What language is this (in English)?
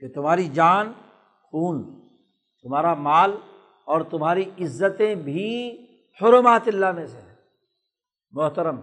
Urdu